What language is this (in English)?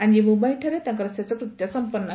Odia